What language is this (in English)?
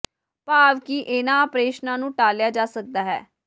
Punjabi